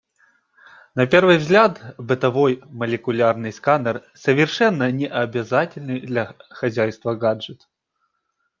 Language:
Russian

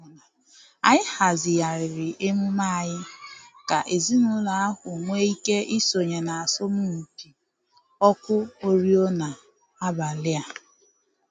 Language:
Igbo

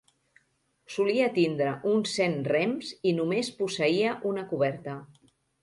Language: Catalan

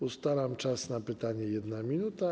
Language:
Polish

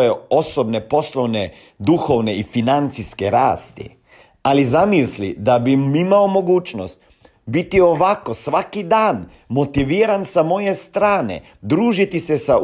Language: Croatian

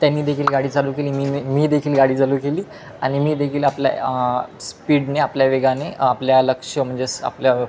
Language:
Marathi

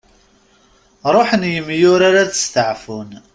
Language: Kabyle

